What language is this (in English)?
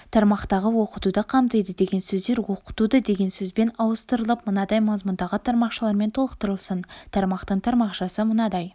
Kazakh